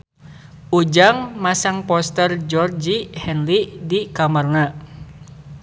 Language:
Sundanese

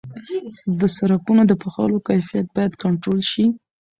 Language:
Pashto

